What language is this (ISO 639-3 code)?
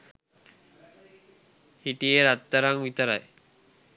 sin